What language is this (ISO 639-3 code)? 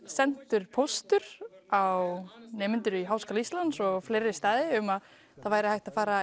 isl